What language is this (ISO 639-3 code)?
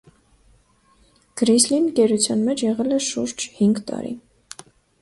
hye